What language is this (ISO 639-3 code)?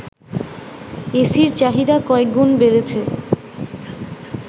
ben